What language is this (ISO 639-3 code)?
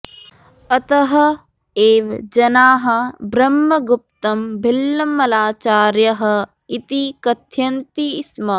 san